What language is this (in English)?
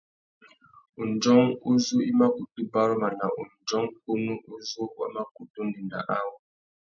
Tuki